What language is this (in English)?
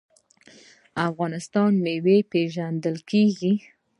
Pashto